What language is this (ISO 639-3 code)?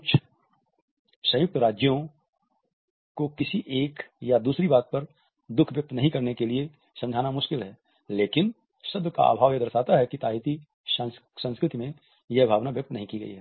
hin